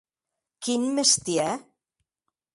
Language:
Occitan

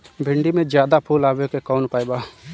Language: Bhojpuri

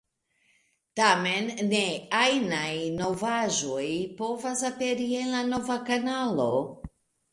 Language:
Esperanto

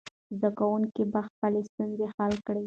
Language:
Pashto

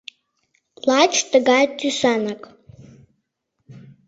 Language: Mari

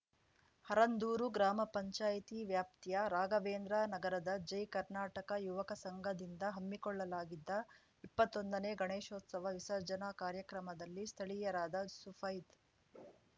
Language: Kannada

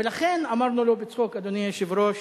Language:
Hebrew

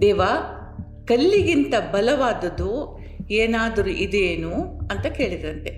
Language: Kannada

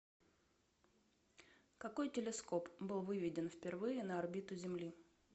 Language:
Russian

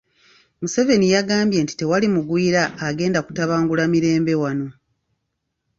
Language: Ganda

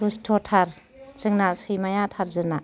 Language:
Bodo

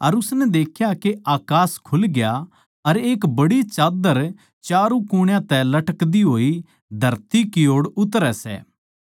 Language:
Haryanvi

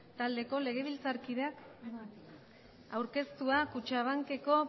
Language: Basque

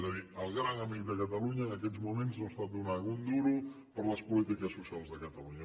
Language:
Catalan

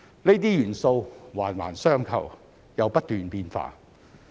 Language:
Cantonese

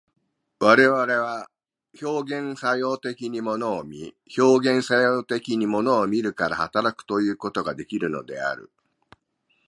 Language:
Japanese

